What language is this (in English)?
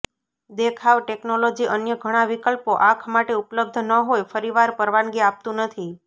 Gujarati